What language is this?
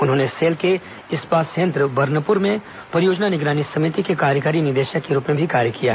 Hindi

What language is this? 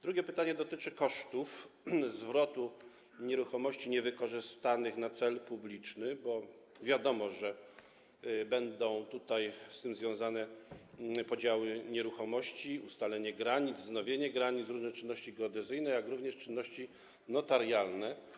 Polish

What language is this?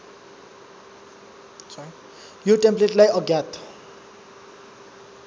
Nepali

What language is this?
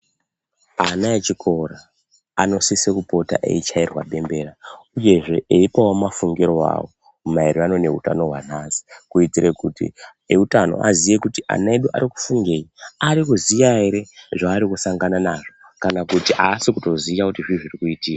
Ndau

